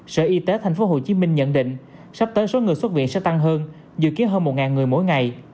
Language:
Vietnamese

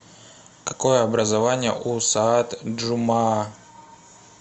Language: Russian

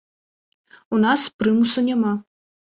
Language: Belarusian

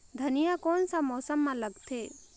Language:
Chhattisgarhi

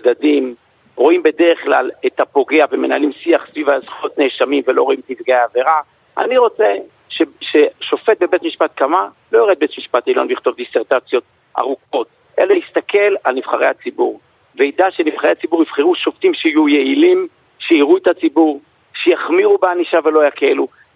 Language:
Hebrew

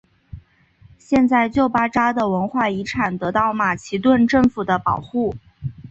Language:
Chinese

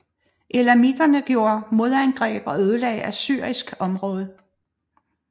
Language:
Danish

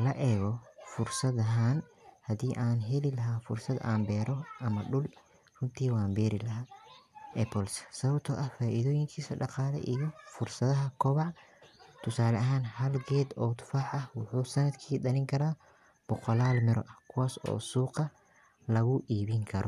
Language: Somali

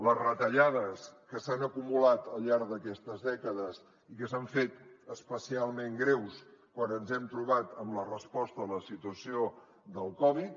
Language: Catalan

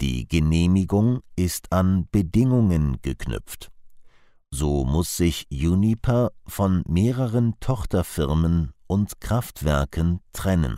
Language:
German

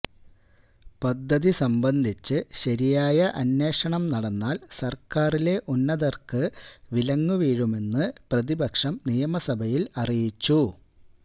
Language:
Malayalam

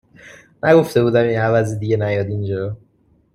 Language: Persian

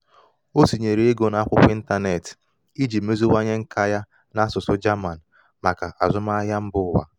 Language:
Igbo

